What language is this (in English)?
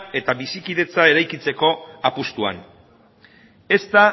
Basque